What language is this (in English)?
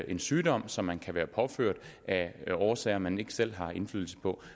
Danish